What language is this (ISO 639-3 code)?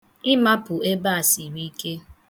ibo